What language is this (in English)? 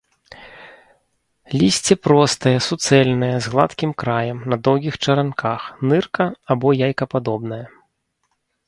Belarusian